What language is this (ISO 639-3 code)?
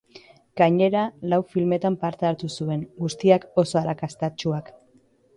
eus